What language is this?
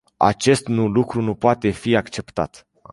Romanian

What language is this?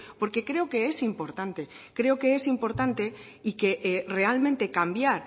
Spanish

